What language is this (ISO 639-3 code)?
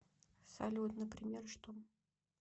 rus